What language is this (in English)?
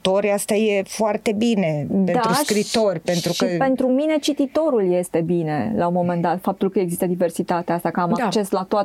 Romanian